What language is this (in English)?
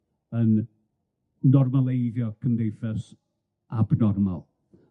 Welsh